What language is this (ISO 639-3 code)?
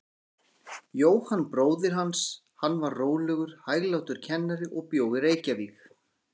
isl